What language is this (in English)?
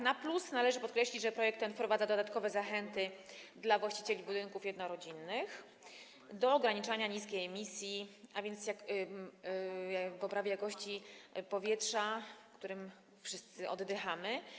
Polish